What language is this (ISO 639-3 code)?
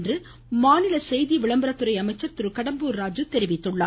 tam